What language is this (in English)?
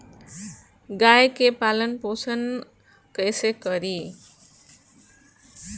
Bhojpuri